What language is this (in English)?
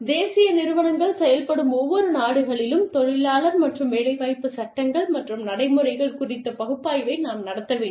Tamil